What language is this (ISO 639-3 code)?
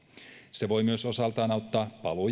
fin